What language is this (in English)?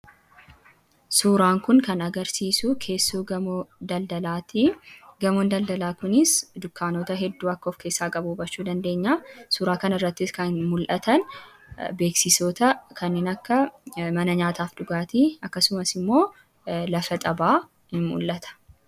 Oromo